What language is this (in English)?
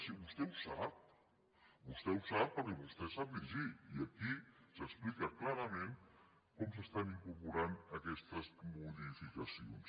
Catalan